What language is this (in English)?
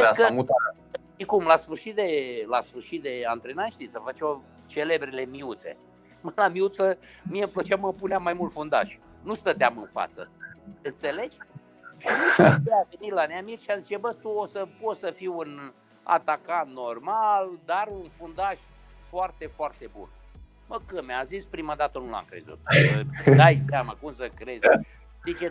Romanian